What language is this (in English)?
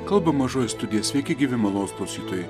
Lithuanian